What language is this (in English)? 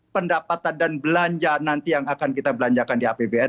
Indonesian